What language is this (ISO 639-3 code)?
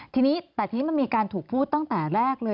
tha